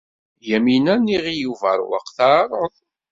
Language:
Kabyle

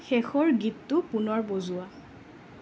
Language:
Assamese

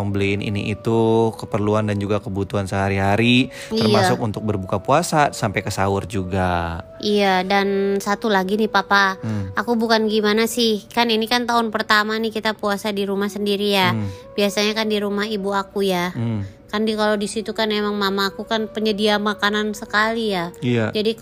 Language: Indonesian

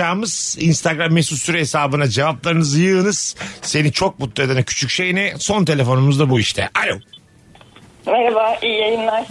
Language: Turkish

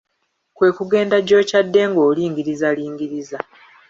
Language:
Ganda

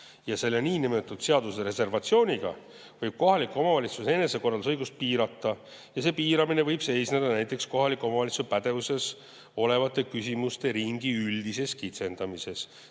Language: Estonian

